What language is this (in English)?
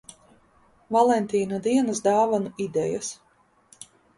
Latvian